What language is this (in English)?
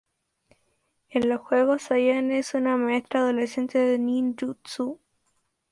Spanish